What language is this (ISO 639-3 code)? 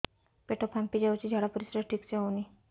ori